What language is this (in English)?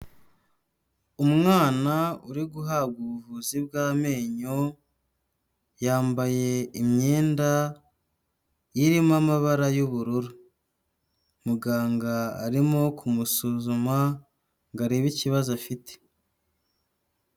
Kinyarwanda